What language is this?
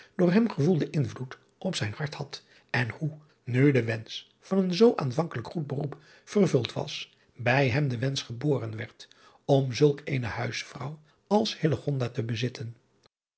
Dutch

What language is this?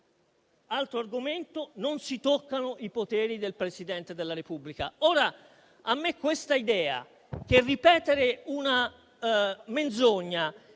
Italian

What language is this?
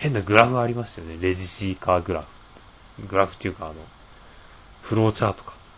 Japanese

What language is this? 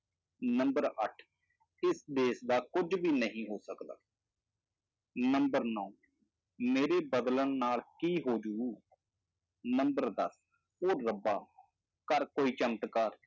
Punjabi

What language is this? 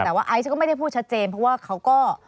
Thai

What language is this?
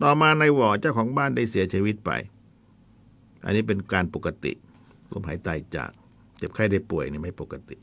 Thai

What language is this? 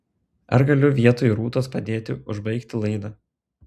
Lithuanian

